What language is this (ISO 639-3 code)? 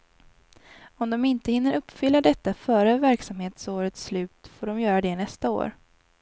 swe